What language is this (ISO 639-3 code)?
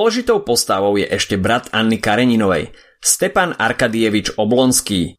slk